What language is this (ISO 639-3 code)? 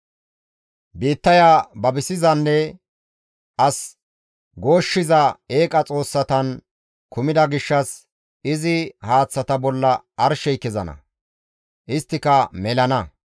gmv